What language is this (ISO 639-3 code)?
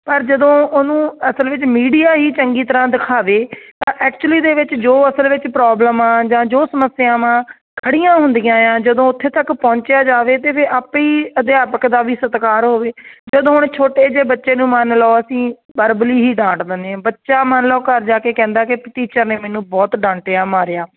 pan